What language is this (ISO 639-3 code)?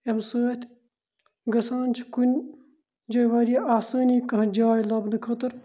kas